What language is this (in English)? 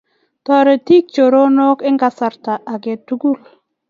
Kalenjin